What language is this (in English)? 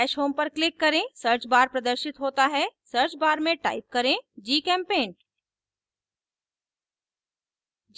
Hindi